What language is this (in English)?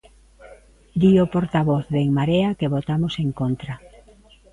Galician